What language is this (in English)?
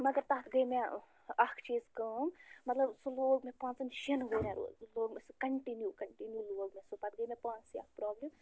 Kashmiri